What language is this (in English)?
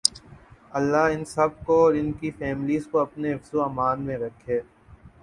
Urdu